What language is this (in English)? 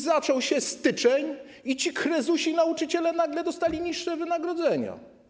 Polish